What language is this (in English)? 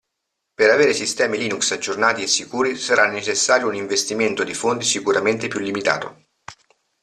Italian